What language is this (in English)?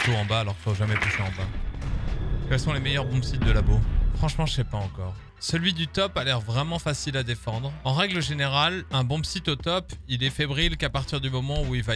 French